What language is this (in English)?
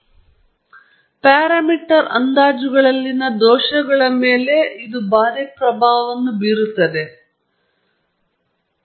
Kannada